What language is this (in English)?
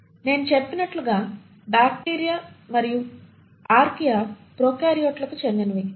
Telugu